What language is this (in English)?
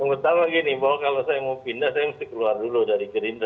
Indonesian